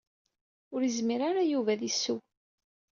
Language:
Kabyle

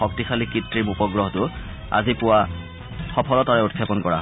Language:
Assamese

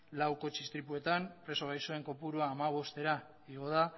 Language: Basque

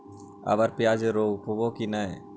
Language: Magahi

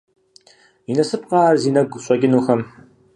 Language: Kabardian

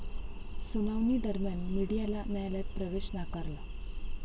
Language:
Marathi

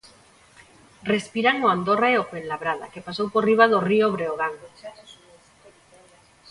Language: Galician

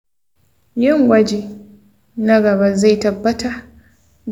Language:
Hausa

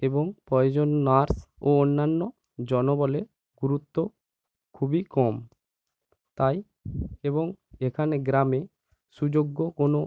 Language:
Bangla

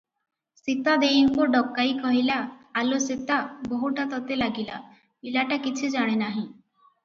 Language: Odia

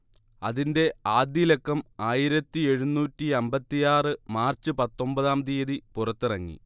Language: Malayalam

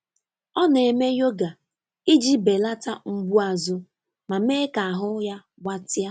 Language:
Igbo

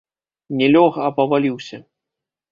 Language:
Belarusian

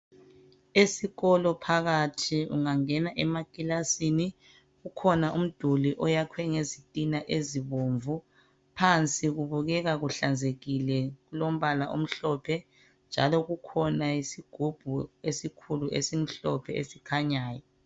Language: North Ndebele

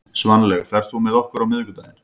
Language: Icelandic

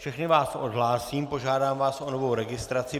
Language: Czech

